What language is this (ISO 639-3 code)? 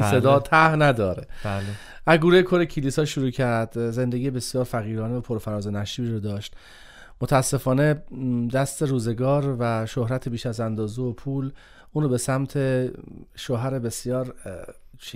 fas